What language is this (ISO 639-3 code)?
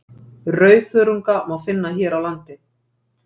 isl